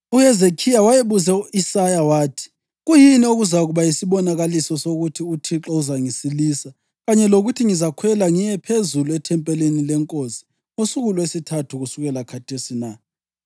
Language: North Ndebele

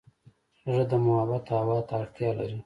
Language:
Pashto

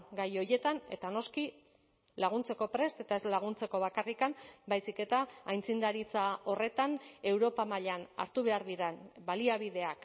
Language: Basque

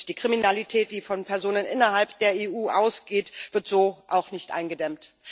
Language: German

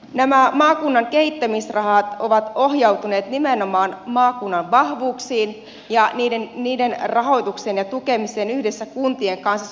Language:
Finnish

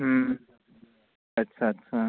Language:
Punjabi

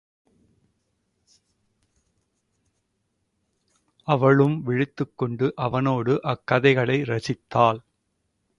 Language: Tamil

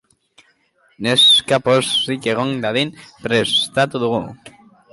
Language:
Basque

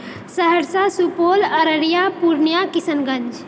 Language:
Maithili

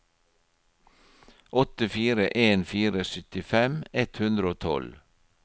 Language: Norwegian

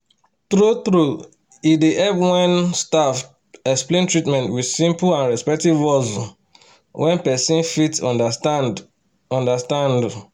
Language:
Nigerian Pidgin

